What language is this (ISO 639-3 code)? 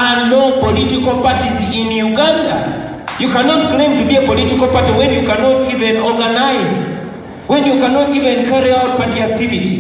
eng